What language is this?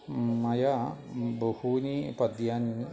Sanskrit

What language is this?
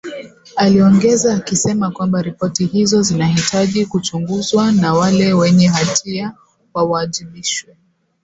Swahili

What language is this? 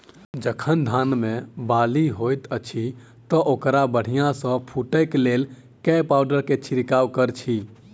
Maithili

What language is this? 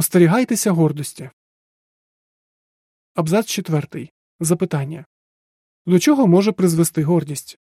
Ukrainian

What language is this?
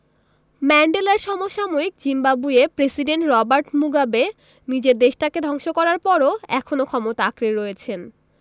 Bangla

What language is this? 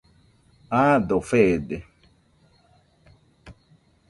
Nüpode Huitoto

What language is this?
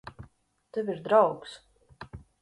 Latvian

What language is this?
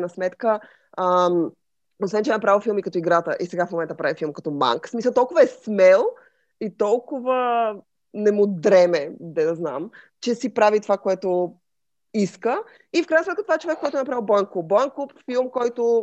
Bulgarian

